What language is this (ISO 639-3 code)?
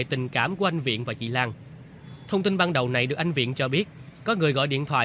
vie